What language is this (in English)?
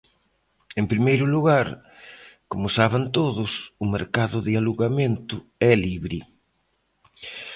Galician